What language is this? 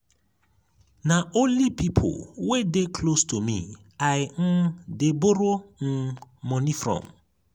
Nigerian Pidgin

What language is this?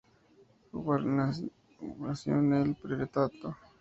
Spanish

